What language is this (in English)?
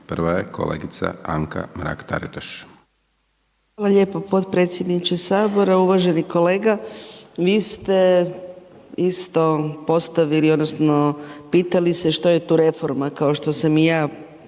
Croatian